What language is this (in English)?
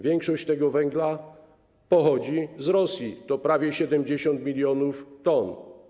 Polish